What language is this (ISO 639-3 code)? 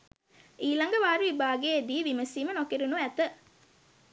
sin